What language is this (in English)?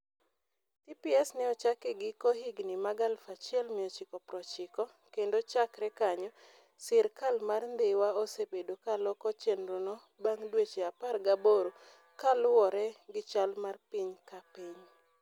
Luo (Kenya and Tanzania)